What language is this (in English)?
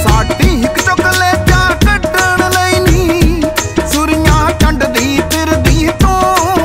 Punjabi